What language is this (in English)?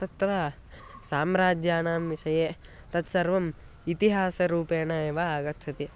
Sanskrit